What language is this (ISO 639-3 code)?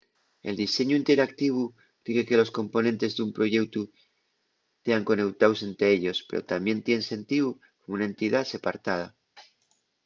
ast